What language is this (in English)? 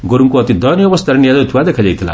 Odia